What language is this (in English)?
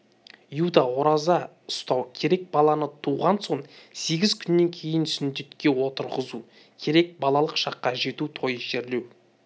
Kazakh